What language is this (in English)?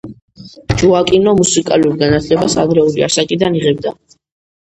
Georgian